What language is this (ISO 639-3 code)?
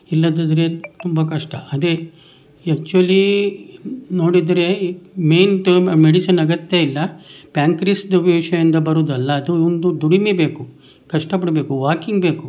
kan